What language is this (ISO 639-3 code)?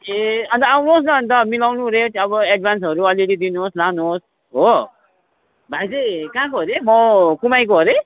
nep